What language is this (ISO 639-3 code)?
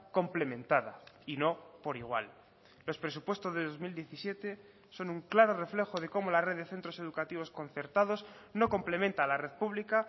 spa